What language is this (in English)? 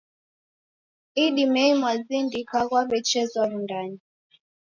Taita